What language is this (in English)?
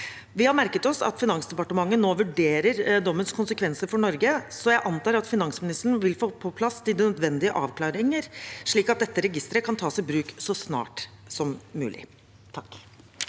Norwegian